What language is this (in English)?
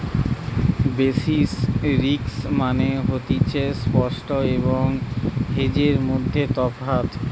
Bangla